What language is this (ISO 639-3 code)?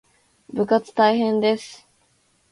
jpn